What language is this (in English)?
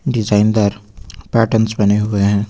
Hindi